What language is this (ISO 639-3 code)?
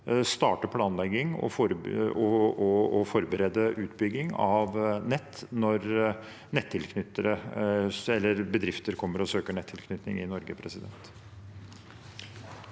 nor